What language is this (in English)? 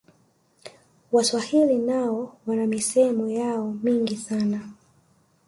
Swahili